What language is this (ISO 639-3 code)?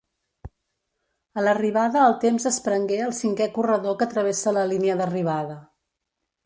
cat